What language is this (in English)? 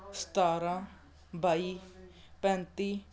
Punjabi